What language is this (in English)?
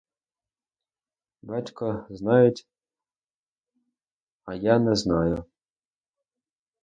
Ukrainian